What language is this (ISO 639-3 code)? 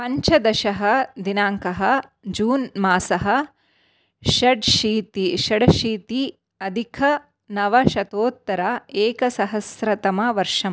san